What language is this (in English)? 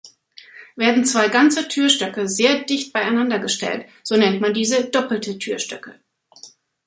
German